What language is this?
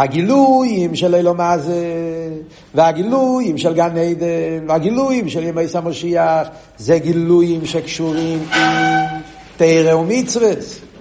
Hebrew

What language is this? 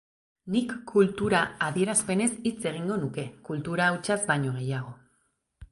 Basque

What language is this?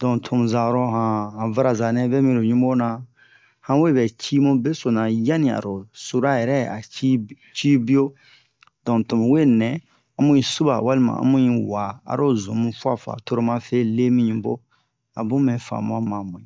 Bomu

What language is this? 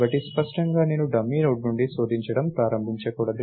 Telugu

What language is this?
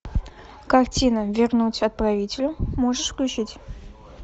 Russian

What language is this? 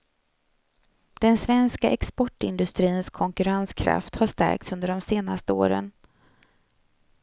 Swedish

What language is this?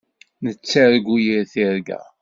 Kabyle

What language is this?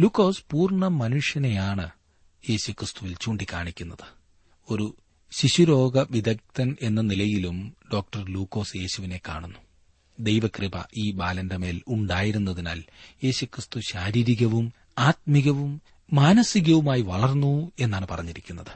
Malayalam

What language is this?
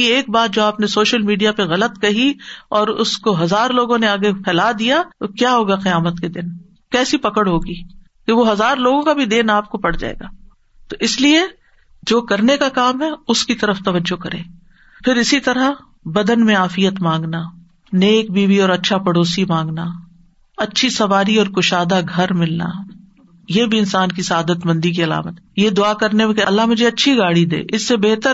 Urdu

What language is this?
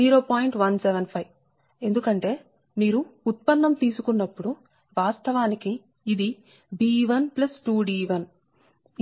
Telugu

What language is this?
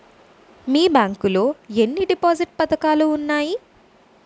Telugu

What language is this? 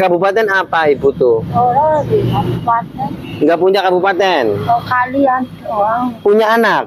Indonesian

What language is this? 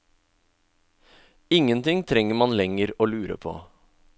Norwegian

